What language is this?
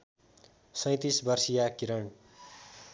Nepali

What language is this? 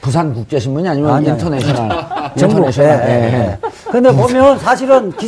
Korean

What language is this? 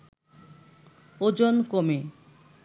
Bangla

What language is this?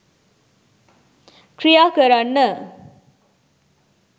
Sinhala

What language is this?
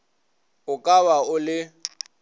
Northern Sotho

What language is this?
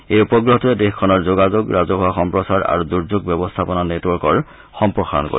Assamese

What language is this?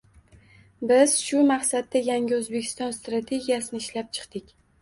Uzbek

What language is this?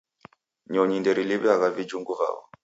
Taita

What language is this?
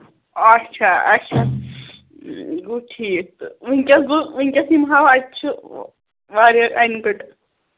Kashmiri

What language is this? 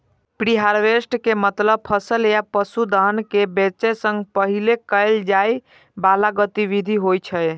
Maithili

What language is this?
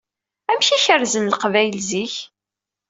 Kabyle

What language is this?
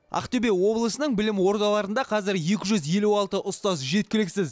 Kazakh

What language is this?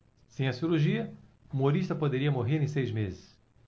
Portuguese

